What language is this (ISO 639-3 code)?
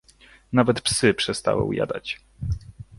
pol